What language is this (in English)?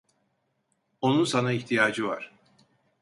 Turkish